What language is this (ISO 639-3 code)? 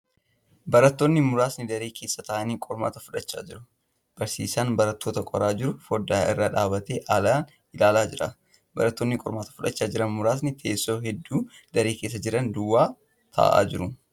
orm